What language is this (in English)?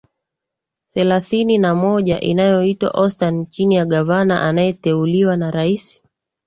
Swahili